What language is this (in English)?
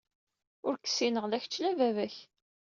Kabyle